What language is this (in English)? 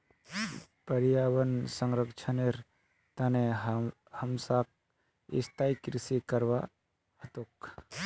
Magahi